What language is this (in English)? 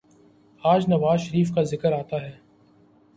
Urdu